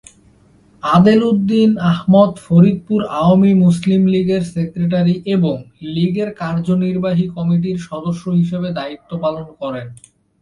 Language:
Bangla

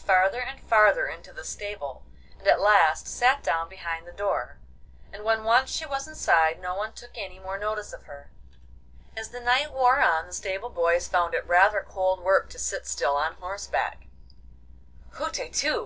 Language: English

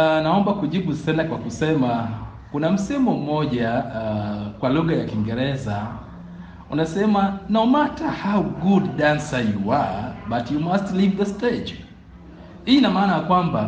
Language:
Swahili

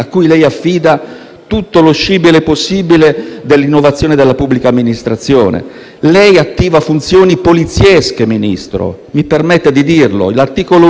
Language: Italian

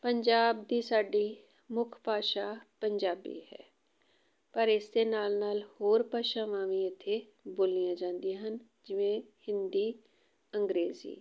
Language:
Punjabi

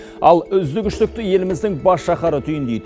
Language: Kazakh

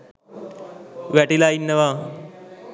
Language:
Sinhala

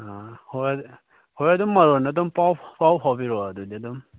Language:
Manipuri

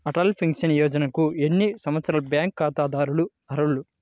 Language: Telugu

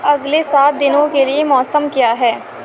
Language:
Urdu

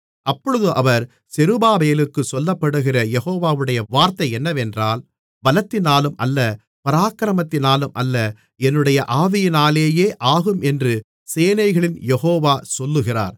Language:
Tamil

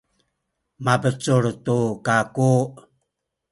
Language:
Sakizaya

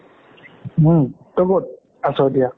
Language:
Assamese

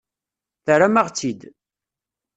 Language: Kabyle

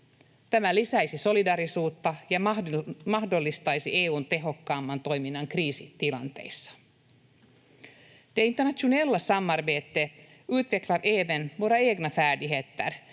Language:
Finnish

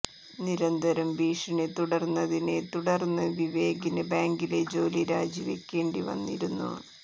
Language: Malayalam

